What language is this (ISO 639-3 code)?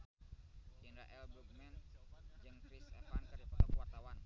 sun